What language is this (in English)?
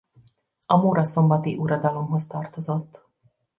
Hungarian